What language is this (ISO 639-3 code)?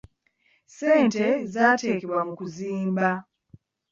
lug